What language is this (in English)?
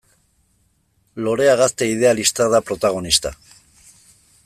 Basque